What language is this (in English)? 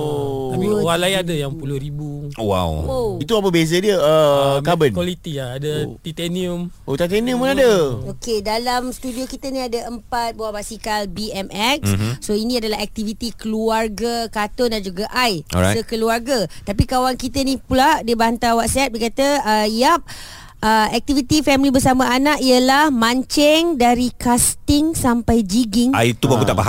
Malay